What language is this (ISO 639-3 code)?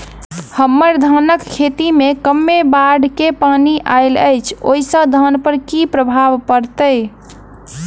mai